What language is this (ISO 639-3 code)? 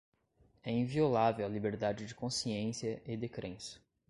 por